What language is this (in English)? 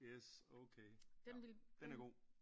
Danish